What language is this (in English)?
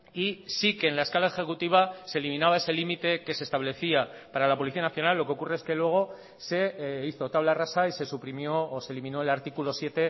Spanish